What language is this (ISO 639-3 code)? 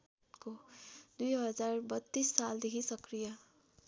nep